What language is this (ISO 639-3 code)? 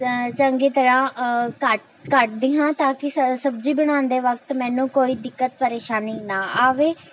pan